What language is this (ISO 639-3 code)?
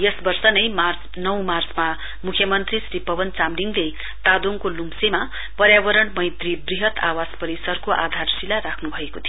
nep